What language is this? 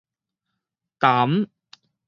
Min Nan Chinese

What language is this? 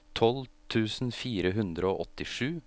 Norwegian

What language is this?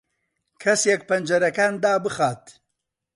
Central Kurdish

